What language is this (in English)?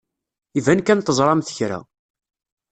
Kabyle